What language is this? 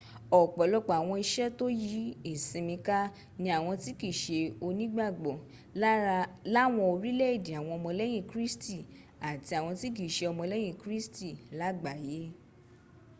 Yoruba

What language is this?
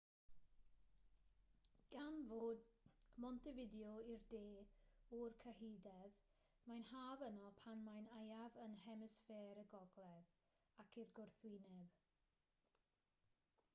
Welsh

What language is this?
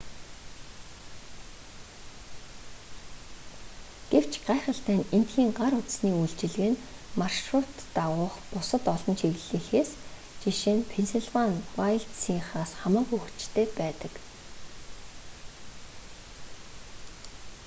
Mongolian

